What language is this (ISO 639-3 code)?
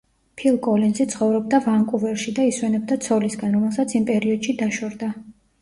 kat